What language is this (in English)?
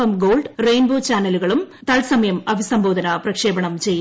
Malayalam